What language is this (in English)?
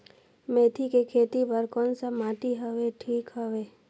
Chhattisgarhi